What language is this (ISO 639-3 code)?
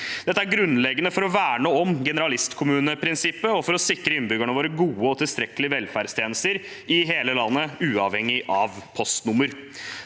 nor